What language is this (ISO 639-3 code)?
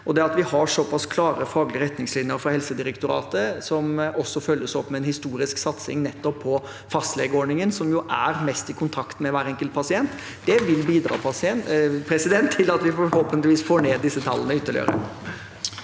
nor